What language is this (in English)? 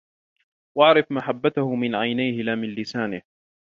Arabic